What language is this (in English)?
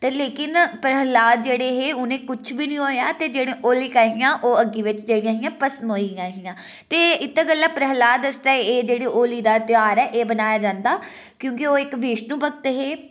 Dogri